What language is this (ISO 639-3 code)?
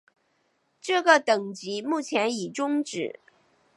zho